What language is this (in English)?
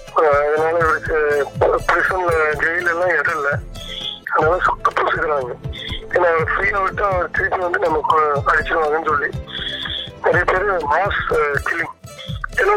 Tamil